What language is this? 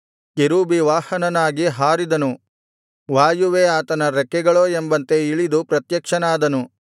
Kannada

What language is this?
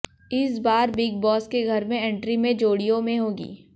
Hindi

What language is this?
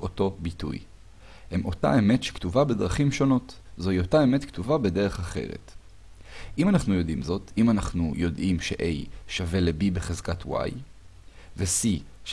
Hebrew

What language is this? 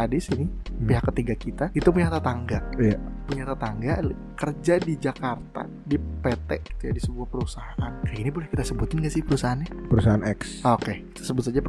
Indonesian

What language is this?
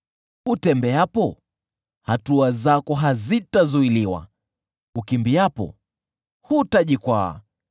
Swahili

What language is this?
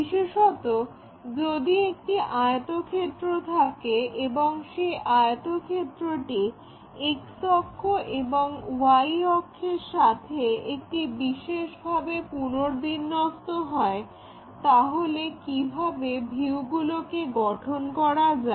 Bangla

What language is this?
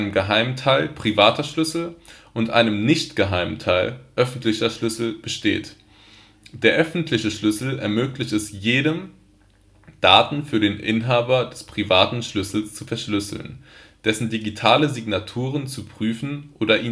German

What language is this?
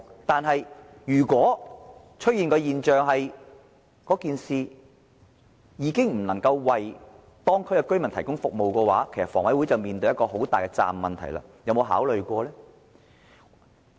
Cantonese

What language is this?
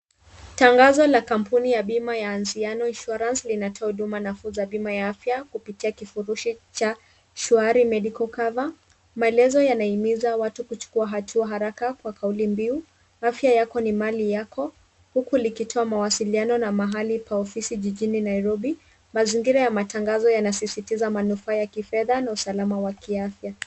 Swahili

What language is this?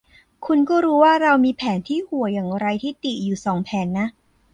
Thai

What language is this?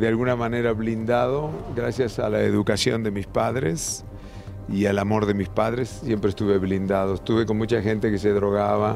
Spanish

